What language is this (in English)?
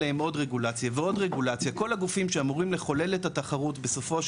Hebrew